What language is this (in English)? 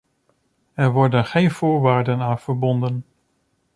Dutch